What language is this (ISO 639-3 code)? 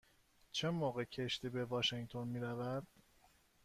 fas